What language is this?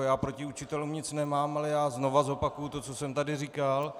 Czech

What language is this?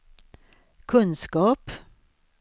Swedish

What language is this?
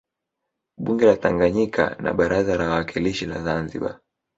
Swahili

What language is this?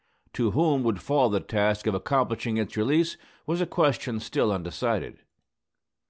English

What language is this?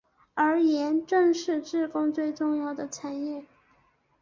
Chinese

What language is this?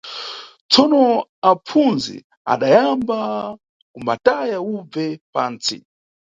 Nyungwe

